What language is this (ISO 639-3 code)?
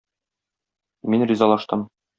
tat